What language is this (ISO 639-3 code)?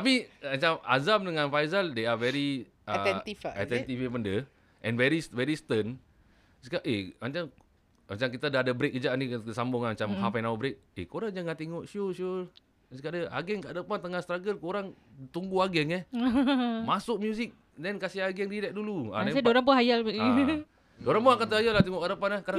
msa